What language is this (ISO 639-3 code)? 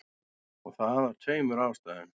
isl